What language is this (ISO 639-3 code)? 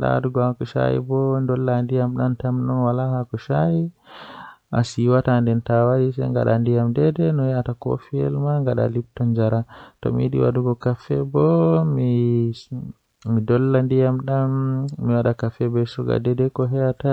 fuh